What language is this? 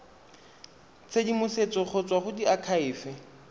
Tswana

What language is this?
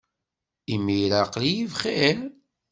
Kabyle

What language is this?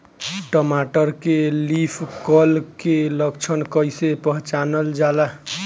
Bhojpuri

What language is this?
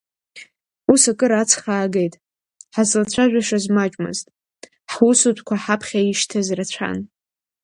Abkhazian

